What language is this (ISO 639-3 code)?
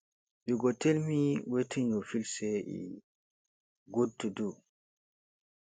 pcm